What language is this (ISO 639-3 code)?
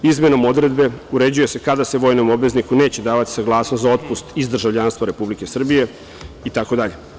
srp